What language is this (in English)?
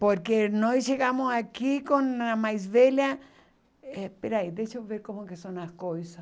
Portuguese